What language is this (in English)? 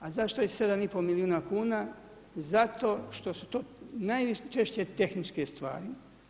Croatian